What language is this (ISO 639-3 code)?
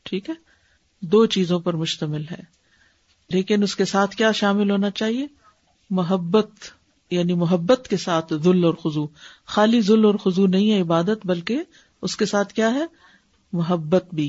urd